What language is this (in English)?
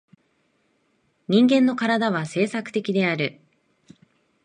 Japanese